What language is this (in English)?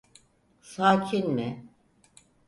Turkish